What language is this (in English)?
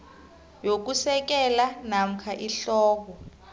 South Ndebele